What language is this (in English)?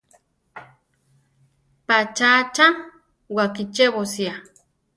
Central Tarahumara